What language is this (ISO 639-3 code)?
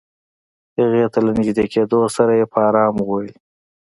pus